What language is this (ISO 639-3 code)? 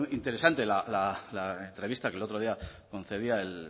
spa